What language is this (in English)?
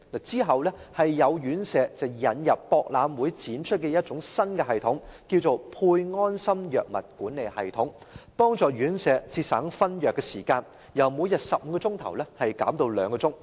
Cantonese